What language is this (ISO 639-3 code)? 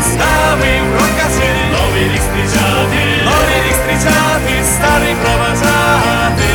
ukr